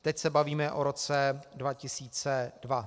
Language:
Czech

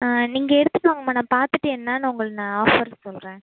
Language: Tamil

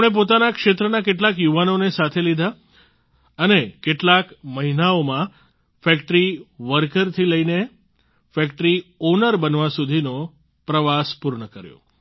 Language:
Gujarati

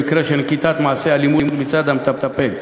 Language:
Hebrew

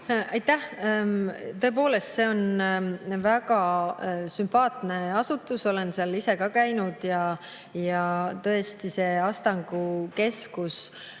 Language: Estonian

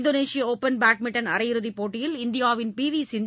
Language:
Tamil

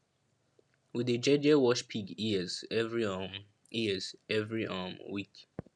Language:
Nigerian Pidgin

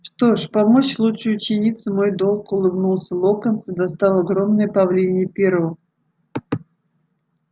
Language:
Russian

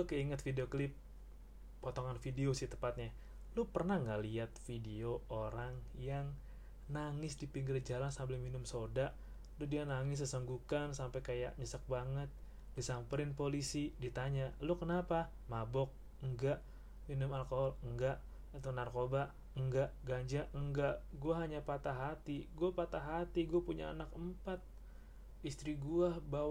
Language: Indonesian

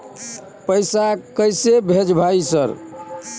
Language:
Maithili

